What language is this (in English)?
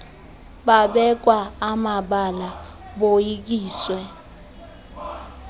Xhosa